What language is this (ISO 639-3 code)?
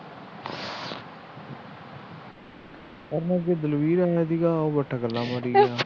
pan